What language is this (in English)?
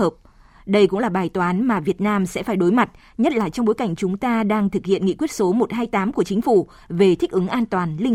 Vietnamese